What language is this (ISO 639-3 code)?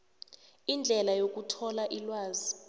nbl